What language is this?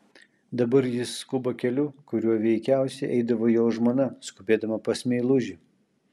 Lithuanian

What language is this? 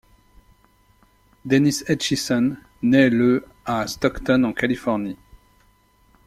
French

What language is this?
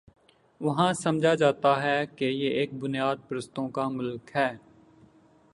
Urdu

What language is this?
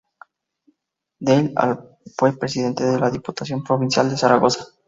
Spanish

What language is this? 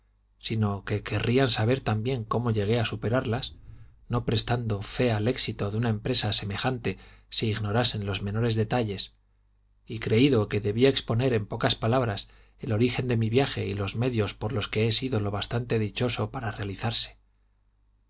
Spanish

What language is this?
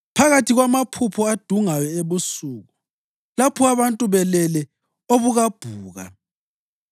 North Ndebele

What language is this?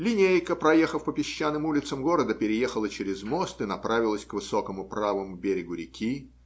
Russian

